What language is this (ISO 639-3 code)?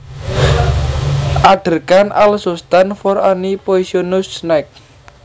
jav